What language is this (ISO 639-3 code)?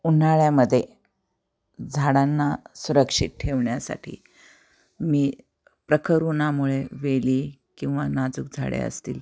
mar